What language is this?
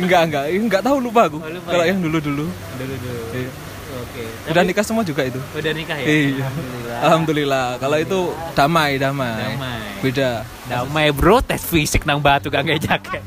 Indonesian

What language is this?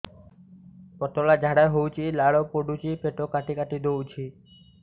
Odia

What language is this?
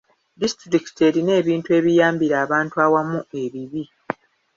Ganda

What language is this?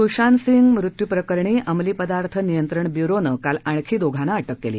Marathi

